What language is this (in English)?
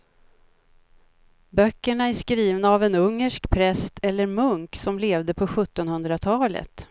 Swedish